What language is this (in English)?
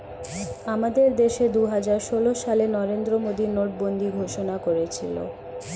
Bangla